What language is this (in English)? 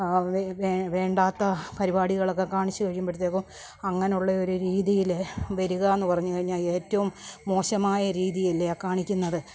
Malayalam